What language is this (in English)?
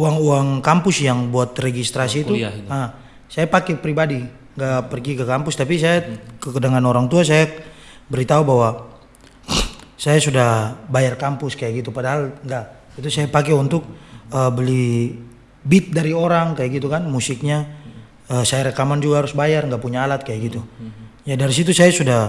Indonesian